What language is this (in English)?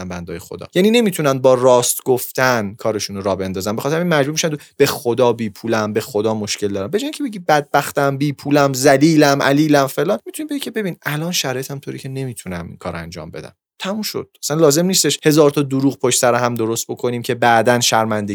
Persian